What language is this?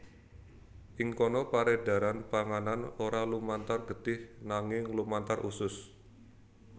Javanese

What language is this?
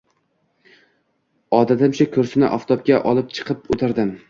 Uzbek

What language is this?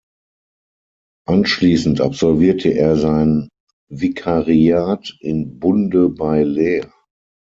German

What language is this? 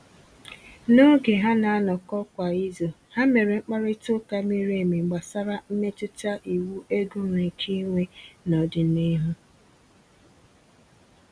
Igbo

